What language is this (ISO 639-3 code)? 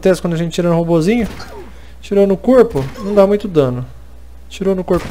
por